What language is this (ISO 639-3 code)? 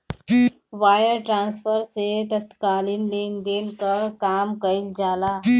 bho